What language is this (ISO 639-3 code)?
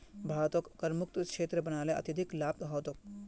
mag